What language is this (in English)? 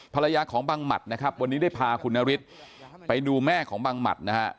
Thai